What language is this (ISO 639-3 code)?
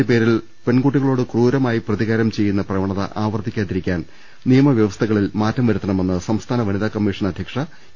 mal